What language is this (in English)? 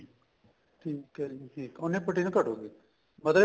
Punjabi